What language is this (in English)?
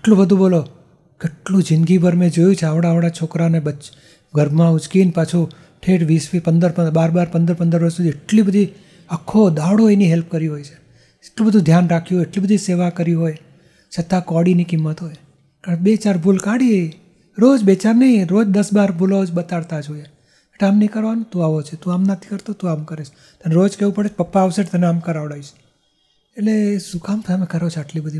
Gujarati